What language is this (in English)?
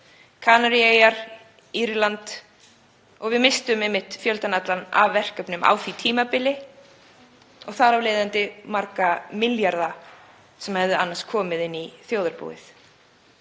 Icelandic